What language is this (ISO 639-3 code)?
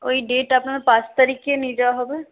ben